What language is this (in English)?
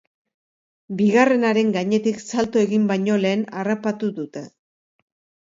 Basque